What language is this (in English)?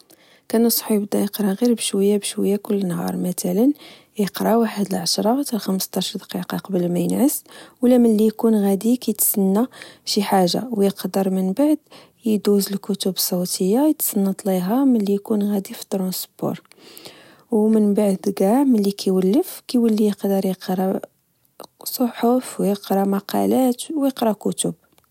Moroccan Arabic